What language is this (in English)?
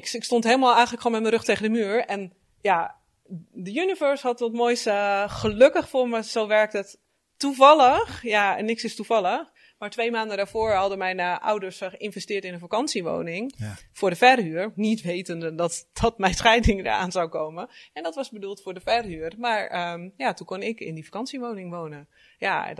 Dutch